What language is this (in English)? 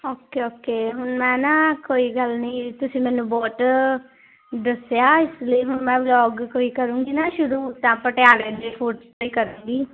Punjabi